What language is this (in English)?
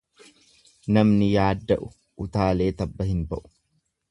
Oromo